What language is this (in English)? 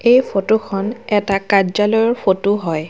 Assamese